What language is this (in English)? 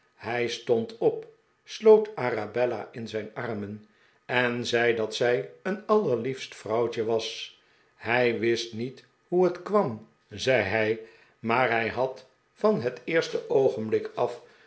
Dutch